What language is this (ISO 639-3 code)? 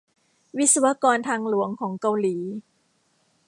tha